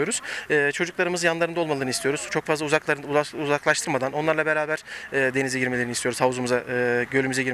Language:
Turkish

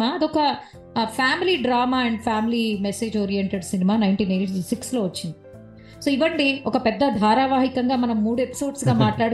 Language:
Telugu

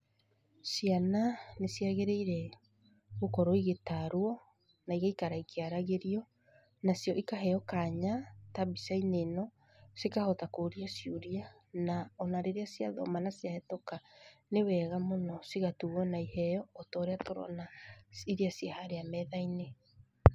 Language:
Kikuyu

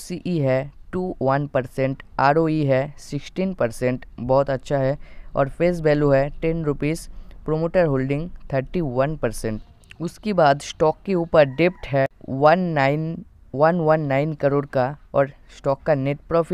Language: Hindi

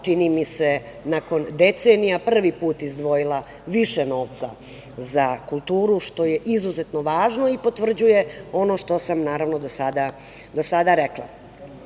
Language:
Serbian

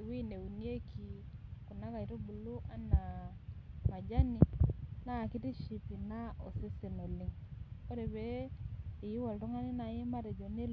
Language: Masai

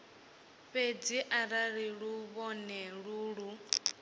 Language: Venda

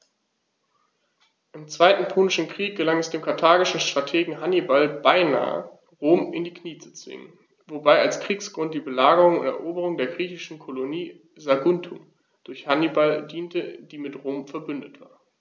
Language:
German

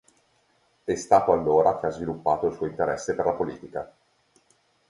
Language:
Italian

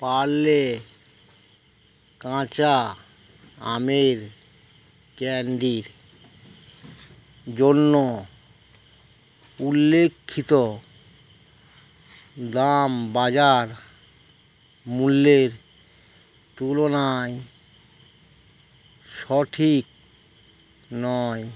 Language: Bangla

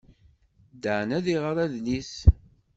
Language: Kabyle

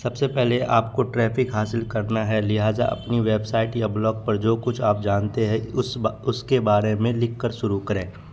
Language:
Urdu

